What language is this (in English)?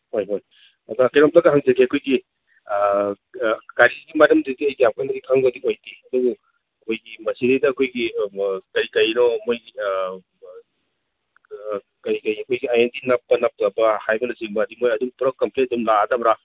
Manipuri